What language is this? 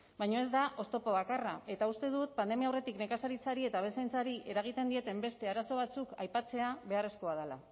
Basque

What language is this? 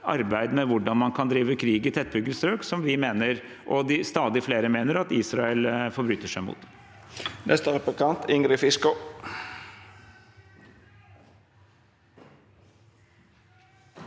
Norwegian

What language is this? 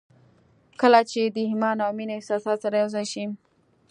Pashto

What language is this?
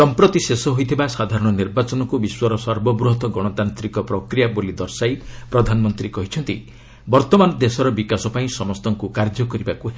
Odia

